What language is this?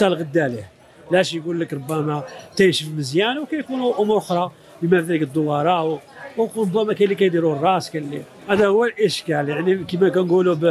Arabic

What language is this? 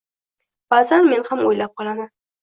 Uzbek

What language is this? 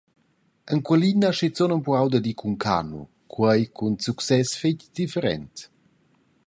Romansh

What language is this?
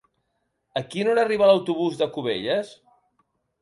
Catalan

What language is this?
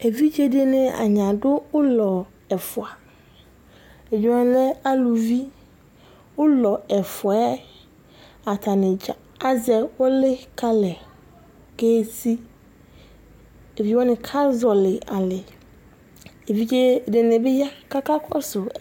Ikposo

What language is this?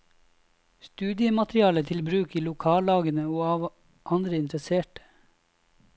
Norwegian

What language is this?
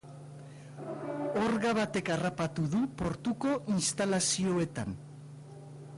Basque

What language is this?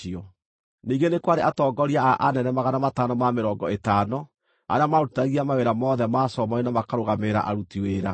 Kikuyu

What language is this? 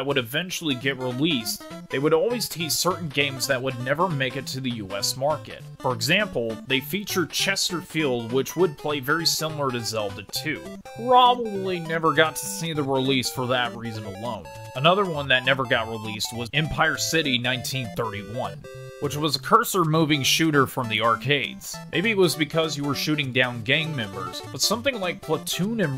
English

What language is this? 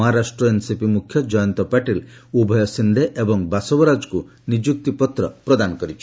Odia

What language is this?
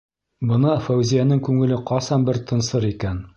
Bashkir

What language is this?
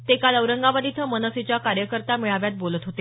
Marathi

